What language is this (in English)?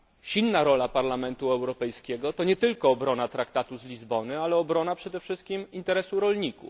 Polish